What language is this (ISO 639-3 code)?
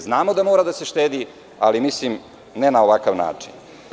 srp